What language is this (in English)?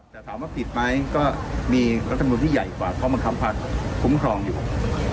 Thai